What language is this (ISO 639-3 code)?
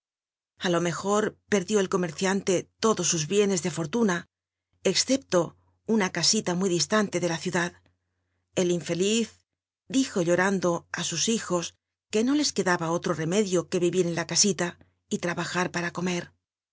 spa